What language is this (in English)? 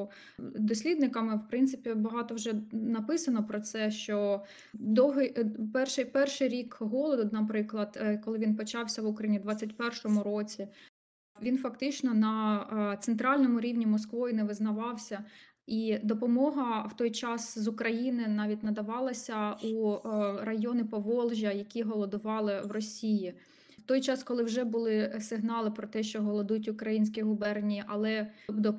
Ukrainian